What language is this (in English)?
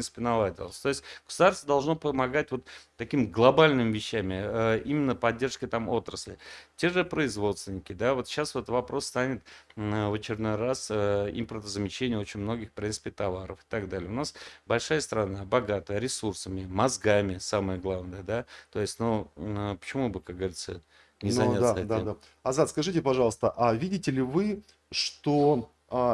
Russian